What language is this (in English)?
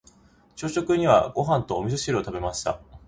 Japanese